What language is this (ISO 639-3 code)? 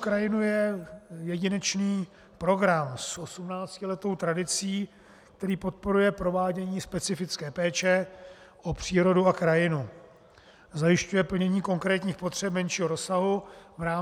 ces